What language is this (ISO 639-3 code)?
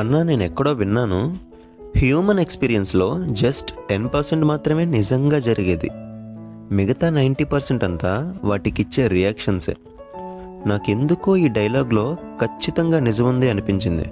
tel